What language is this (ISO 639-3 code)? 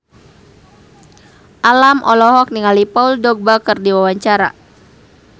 sun